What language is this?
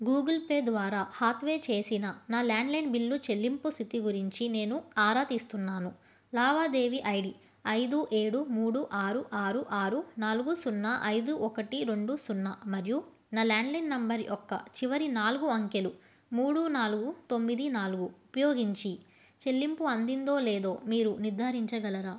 Telugu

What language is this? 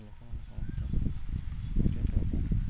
Odia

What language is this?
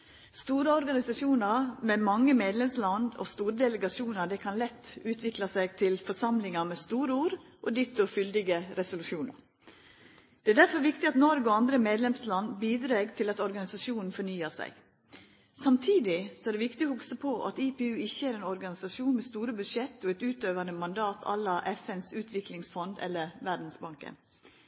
Norwegian Nynorsk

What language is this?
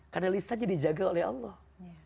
Indonesian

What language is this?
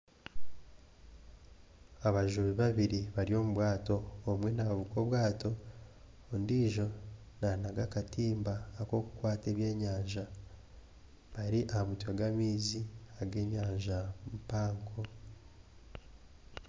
Nyankole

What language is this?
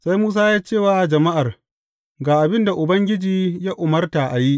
Hausa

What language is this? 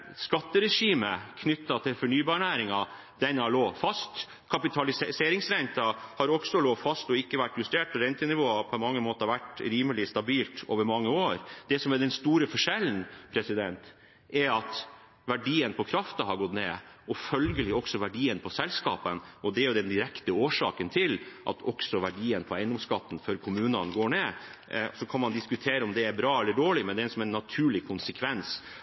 Norwegian Bokmål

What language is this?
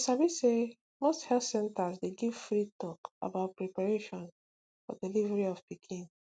Nigerian Pidgin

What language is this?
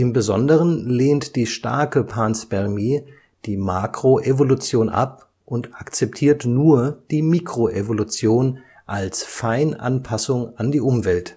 German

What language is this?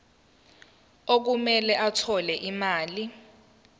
Zulu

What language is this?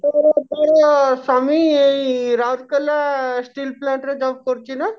Odia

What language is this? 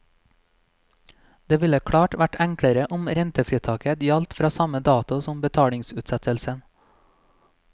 Norwegian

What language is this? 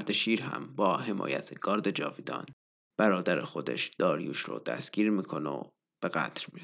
Persian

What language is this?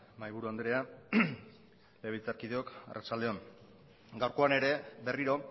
Basque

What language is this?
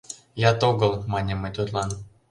Mari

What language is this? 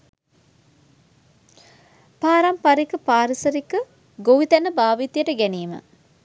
Sinhala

